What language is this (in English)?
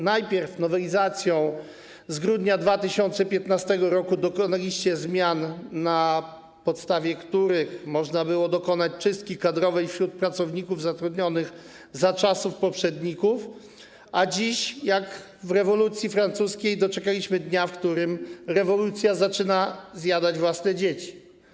Polish